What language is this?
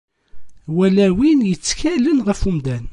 Kabyle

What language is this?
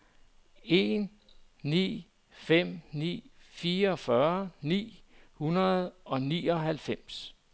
Danish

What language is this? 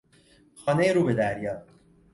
Persian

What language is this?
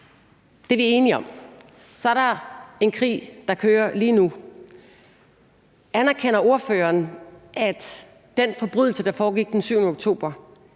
Danish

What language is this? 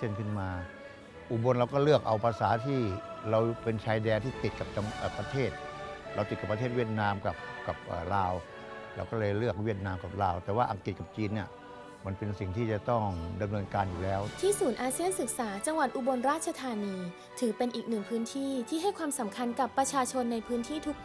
Thai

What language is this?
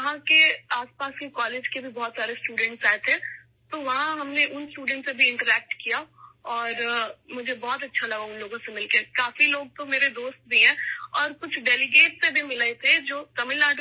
Urdu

